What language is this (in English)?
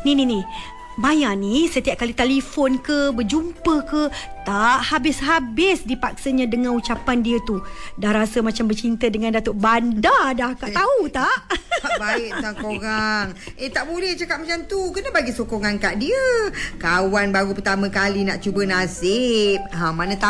Malay